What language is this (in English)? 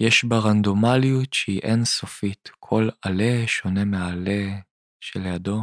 Hebrew